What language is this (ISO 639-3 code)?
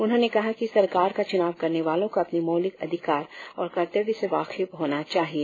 hin